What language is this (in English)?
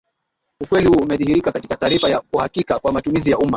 Swahili